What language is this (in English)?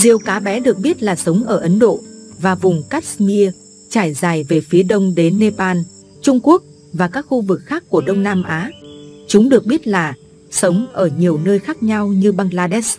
Vietnamese